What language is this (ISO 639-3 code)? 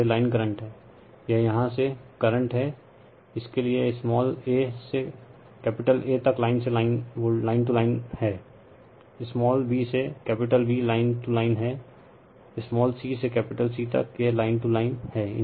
hin